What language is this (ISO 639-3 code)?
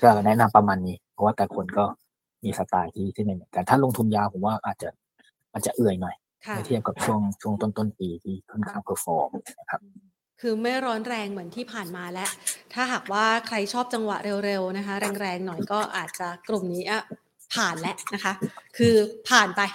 tha